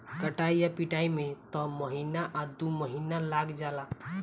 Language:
Bhojpuri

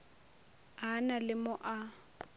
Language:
Northern Sotho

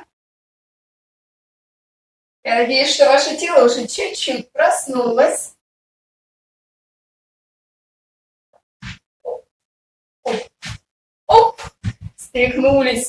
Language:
Russian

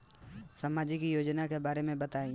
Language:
Bhojpuri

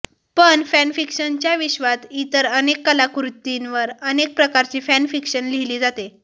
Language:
Marathi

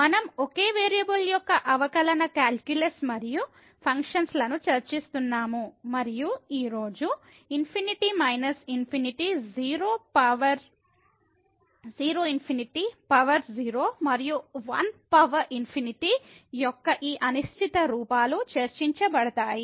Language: Telugu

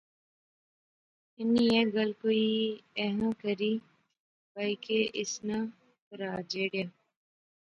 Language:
Pahari-Potwari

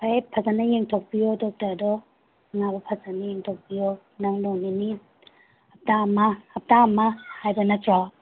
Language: Manipuri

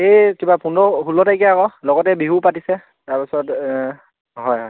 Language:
Assamese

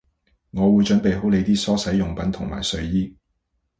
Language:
Cantonese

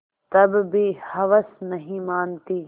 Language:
Hindi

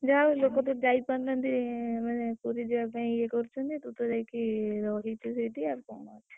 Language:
Odia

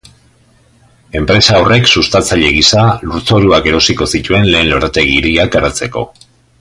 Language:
Basque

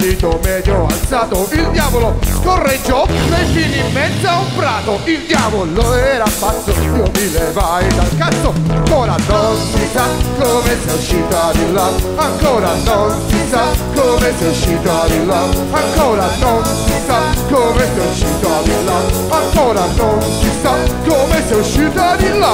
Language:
Italian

